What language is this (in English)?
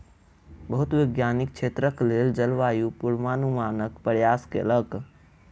Maithili